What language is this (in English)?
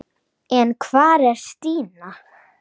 Icelandic